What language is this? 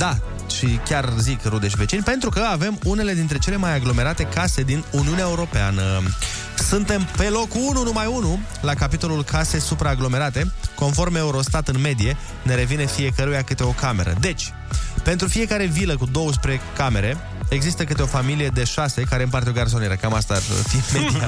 Romanian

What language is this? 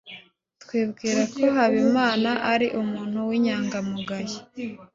Kinyarwanda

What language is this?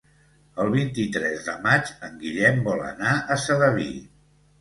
Catalan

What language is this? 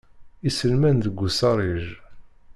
Kabyle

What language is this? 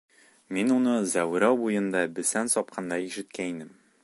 Bashkir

